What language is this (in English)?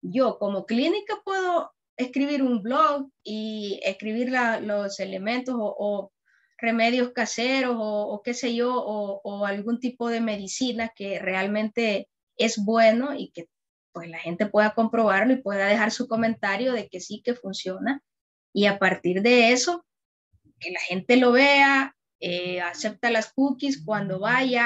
Spanish